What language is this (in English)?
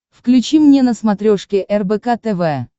Russian